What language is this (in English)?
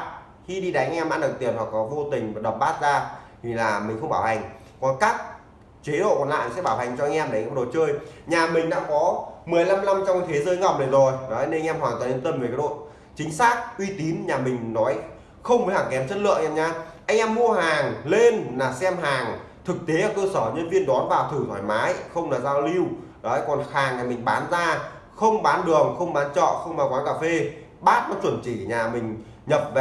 Vietnamese